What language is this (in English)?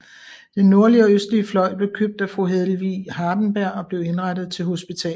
Danish